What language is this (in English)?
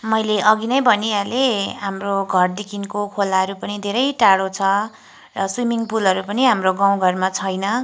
Nepali